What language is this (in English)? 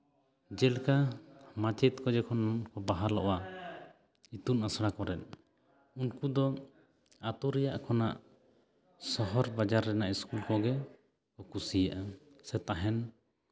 Santali